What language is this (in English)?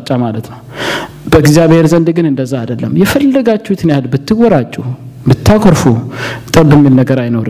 Amharic